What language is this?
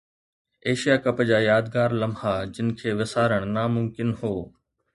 Sindhi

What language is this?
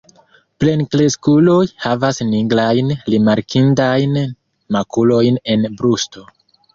Esperanto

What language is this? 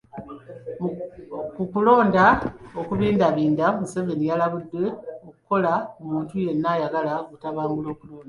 Ganda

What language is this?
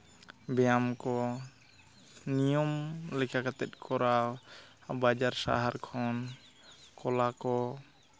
Santali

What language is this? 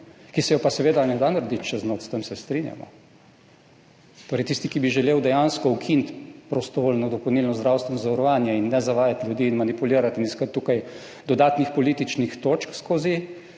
Slovenian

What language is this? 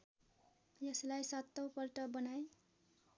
Nepali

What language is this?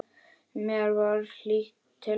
Icelandic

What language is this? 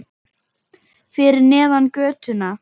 Icelandic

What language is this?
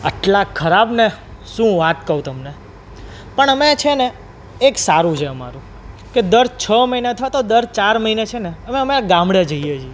Gujarati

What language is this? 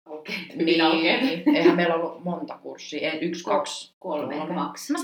Finnish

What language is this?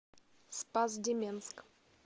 Russian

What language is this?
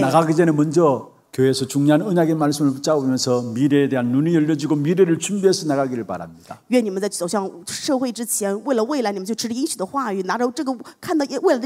Korean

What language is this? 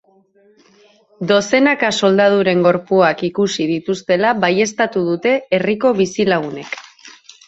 Basque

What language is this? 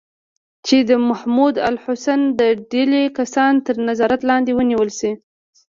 Pashto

